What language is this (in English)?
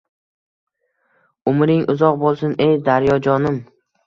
Uzbek